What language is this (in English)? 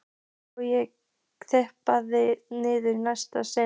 Icelandic